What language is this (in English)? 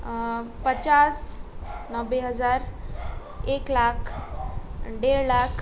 Nepali